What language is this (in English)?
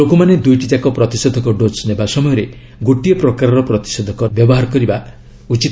Odia